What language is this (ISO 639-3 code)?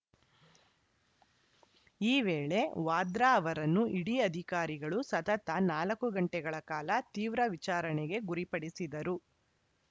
kan